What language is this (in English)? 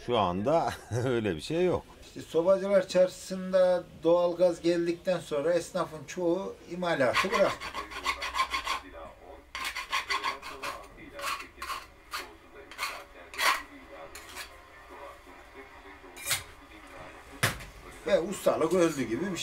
Turkish